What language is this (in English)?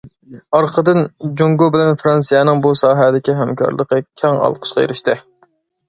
Uyghur